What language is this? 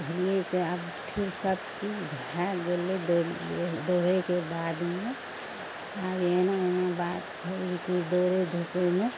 Maithili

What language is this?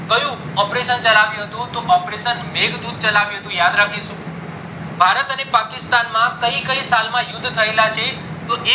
Gujarati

